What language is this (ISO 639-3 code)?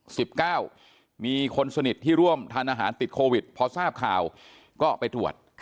tha